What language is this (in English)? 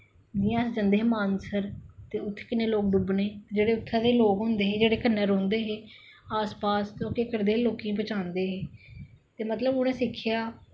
Dogri